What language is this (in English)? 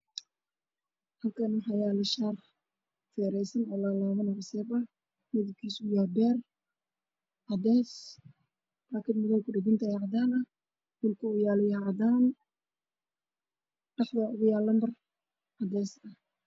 Somali